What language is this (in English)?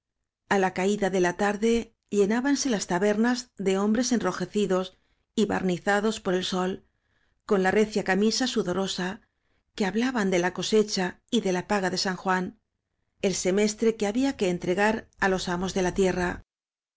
Spanish